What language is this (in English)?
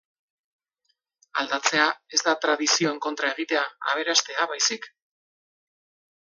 Basque